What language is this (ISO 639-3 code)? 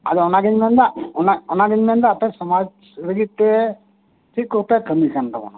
sat